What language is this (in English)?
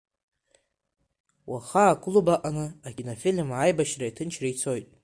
Abkhazian